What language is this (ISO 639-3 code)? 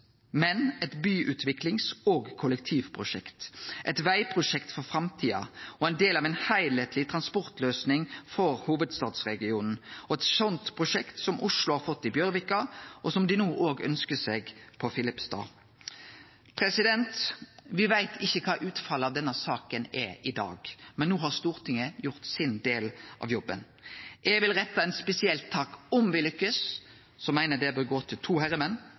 nno